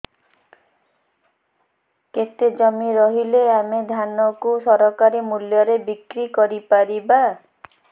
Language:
Odia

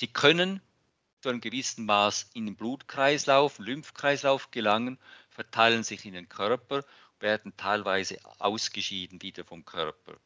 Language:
German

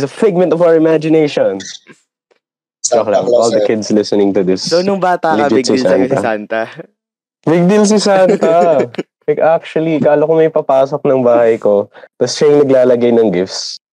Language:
Filipino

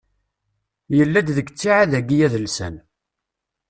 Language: Kabyle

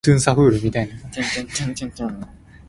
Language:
Min Nan Chinese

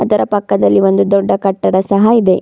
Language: Kannada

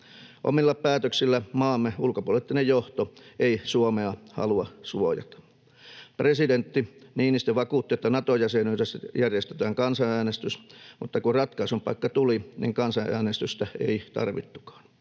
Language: Finnish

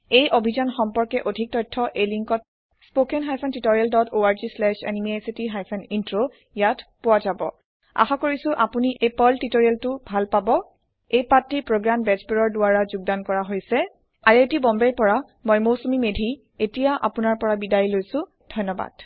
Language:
Assamese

